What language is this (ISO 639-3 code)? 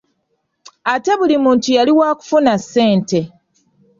lug